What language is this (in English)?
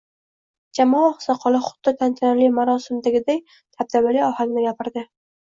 Uzbek